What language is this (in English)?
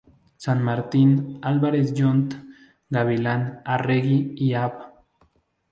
Spanish